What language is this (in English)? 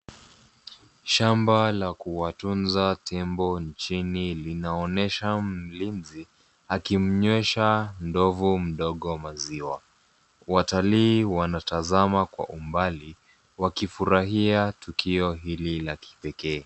Swahili